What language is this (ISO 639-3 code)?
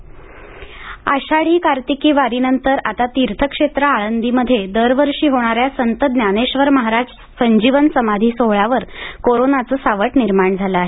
mar